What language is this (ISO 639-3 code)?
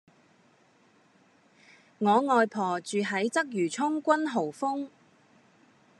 yue